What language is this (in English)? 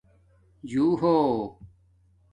Domaaki